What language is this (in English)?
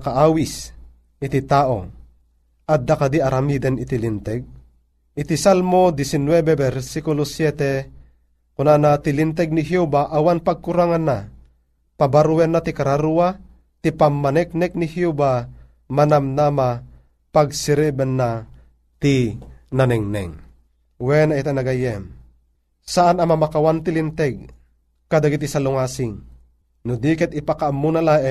Filipino